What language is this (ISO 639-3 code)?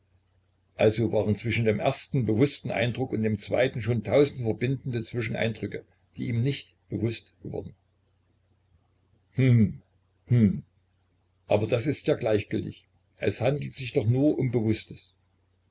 deu